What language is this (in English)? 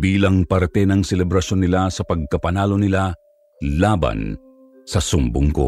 Filipino